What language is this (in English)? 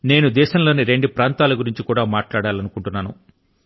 Telugu